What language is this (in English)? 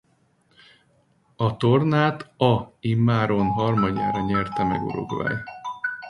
Hungarian